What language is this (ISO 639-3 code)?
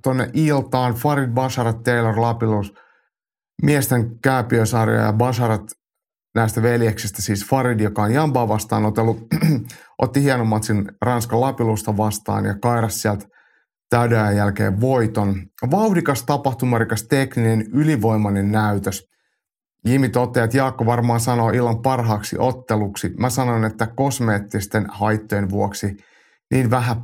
fin